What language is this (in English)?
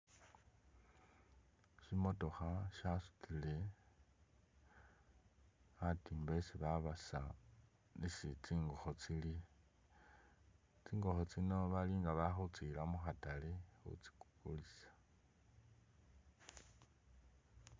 Masaaba